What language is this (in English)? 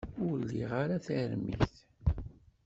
Kabyle